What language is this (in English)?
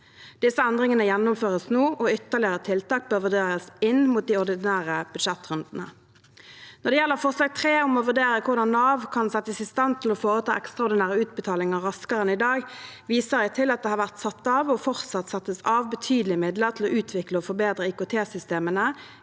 Norwegian